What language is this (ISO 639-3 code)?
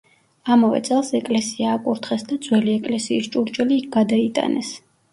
kat